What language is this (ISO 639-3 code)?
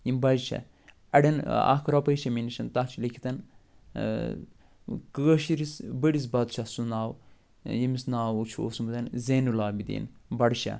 kas